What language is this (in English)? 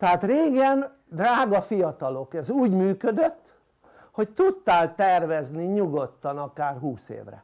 Hungarian